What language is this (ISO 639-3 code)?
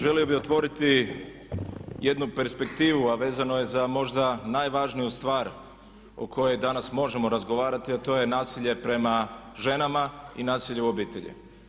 hrv